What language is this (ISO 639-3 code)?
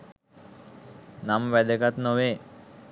sin